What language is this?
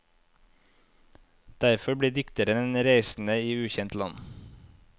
Norwegian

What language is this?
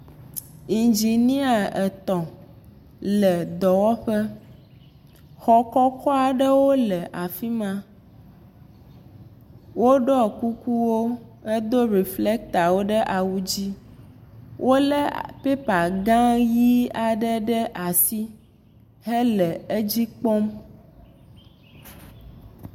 Ewe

